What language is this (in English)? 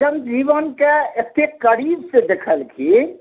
Maithili